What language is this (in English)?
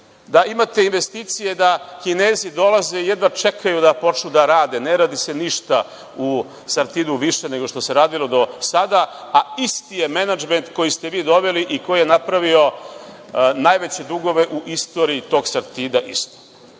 Serbian